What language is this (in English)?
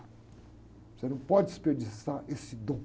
Portuguese